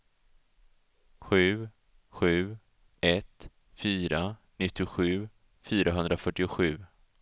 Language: Swedish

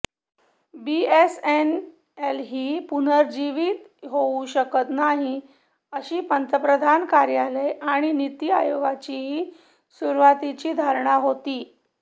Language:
Marathi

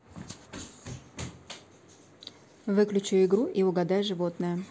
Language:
Russian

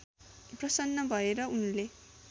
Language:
Nepali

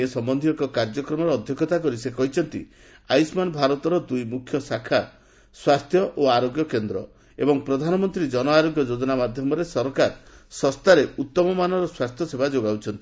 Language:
Odia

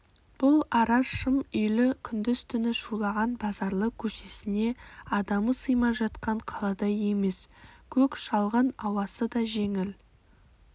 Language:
Kazakh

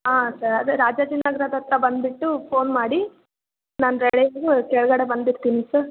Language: Kannada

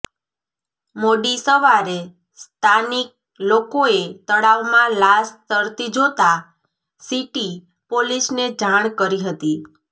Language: Gujarati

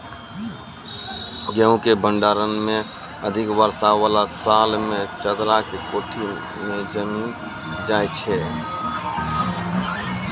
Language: Maithili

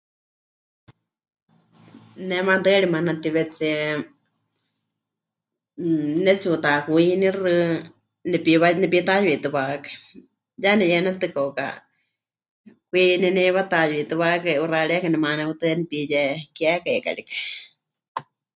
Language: Huichol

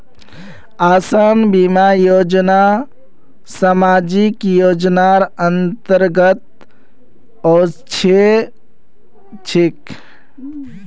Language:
Magahi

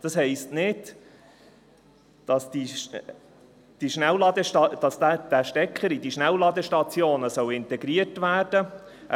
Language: Swiss German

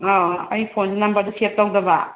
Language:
Manipuri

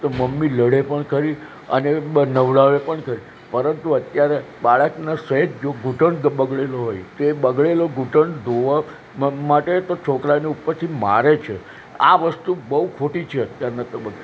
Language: Gujarati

